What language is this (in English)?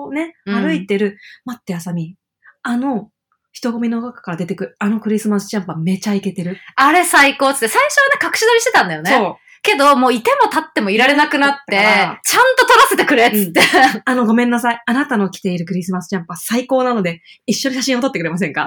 Japanese